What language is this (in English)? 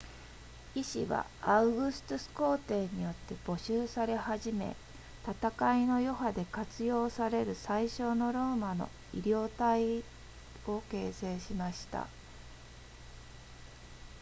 Japanese